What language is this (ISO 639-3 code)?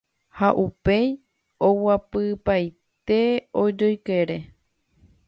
grn